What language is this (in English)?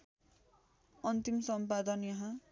Nepali